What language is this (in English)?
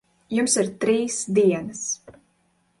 Latvian